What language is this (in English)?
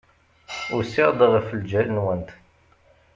Kabyle